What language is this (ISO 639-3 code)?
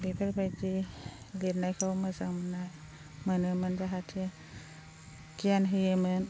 brx